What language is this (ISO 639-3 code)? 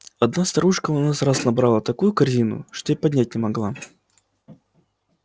rus